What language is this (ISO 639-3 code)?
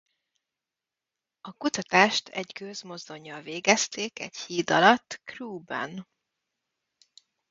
hun